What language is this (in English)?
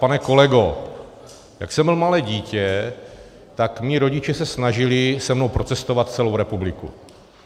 Czech